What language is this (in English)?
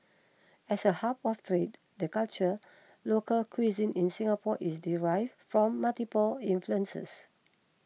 English